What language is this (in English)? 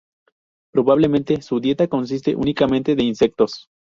Spanish